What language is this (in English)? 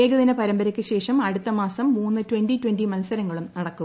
Malayalam